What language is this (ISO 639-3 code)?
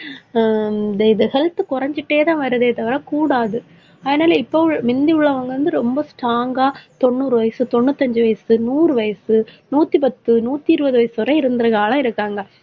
tam